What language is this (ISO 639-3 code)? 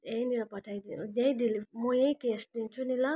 nep